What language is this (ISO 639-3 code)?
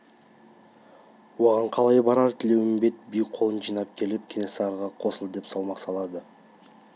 kaz